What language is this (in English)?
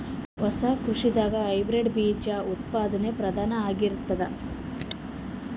Kannada